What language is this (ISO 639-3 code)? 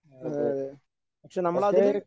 mal